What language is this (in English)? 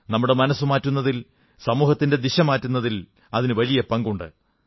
Malayalam